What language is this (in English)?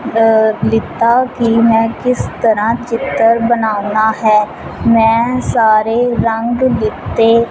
Punjabi